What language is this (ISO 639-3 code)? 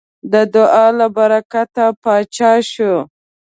pus